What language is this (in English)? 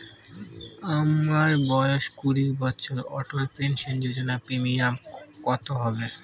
Bangla